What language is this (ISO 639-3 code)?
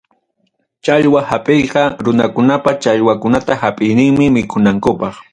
quy